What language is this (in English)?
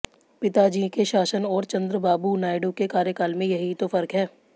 Hindi